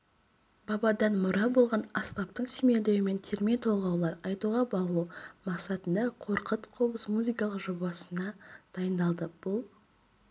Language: Kazakh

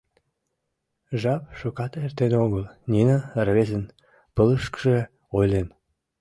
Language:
Mari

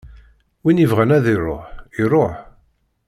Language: Kabyle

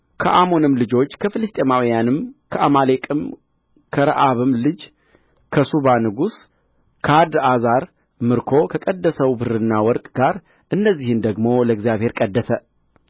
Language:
Amharic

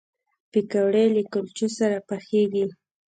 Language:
Pashto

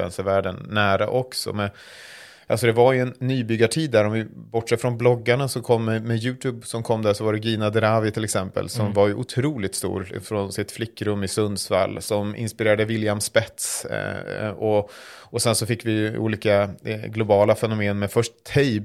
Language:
Swedish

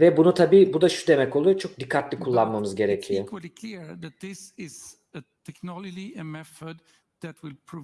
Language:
Turkish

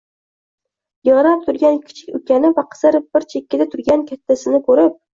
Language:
Uzbek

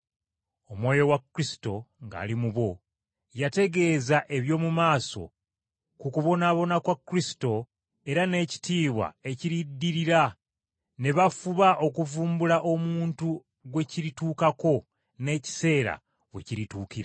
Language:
Ganda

